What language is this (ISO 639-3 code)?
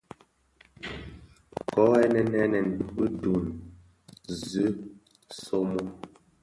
ksf